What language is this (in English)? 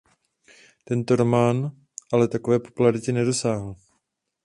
Czech